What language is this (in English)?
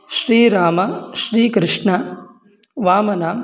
Sanskrit